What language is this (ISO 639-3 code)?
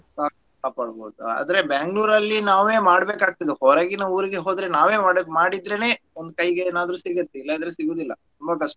kan